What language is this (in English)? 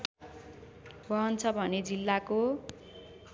Nepali